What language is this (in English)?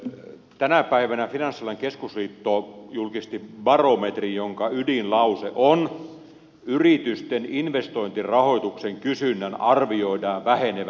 Finnish